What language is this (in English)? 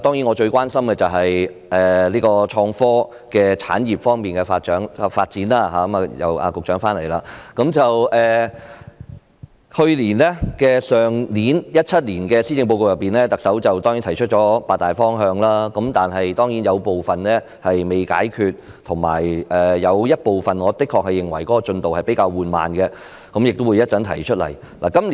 Cantonese